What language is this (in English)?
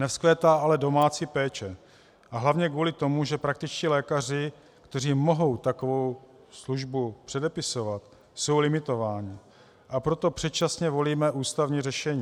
Czech